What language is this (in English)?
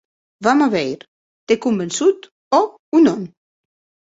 Occitan